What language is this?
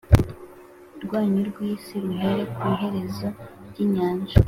Kinyarwanda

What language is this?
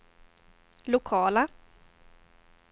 Swedish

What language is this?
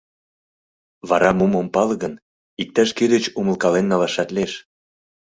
Mari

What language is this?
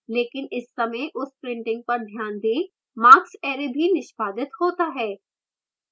Hindi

